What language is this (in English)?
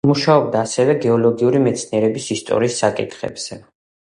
Georgian